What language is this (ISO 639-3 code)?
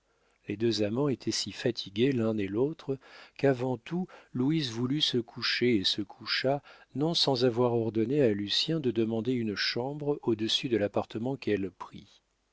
fra